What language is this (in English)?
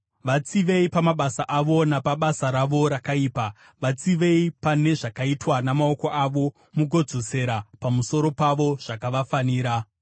Shona